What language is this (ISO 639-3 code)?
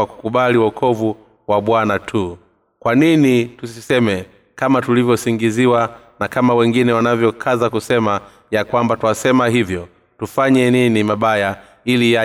swa